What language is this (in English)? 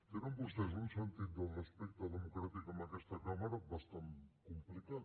Catalan